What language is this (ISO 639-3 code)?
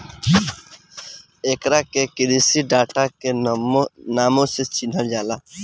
bho